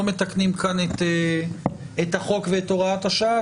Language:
Hebrew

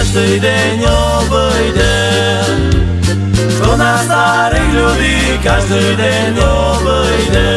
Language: Slovak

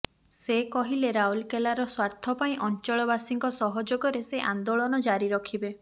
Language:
Odia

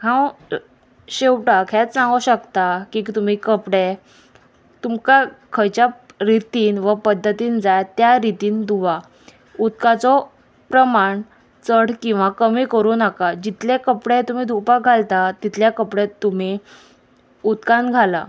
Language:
Konkani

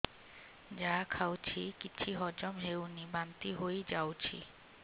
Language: Odia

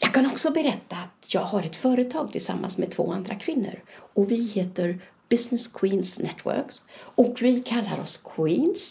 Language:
Swedish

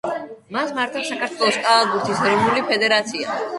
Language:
Georgian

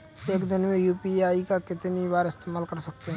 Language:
Hindi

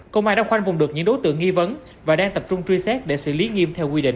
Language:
Vietnamese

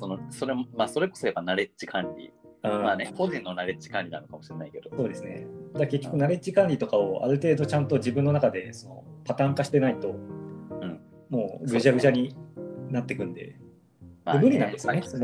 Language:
Japanese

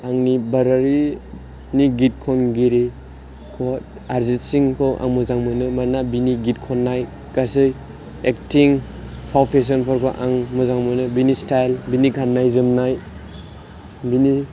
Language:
Bodo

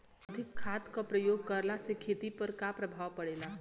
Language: Bhojpuri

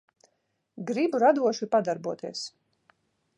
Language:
Latvian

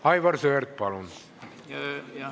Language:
Estonian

